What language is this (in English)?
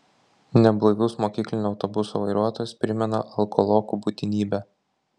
Lithuanian